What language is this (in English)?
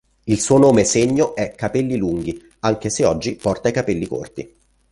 Italian